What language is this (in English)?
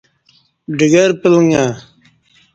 Kati